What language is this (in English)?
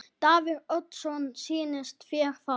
Icelandic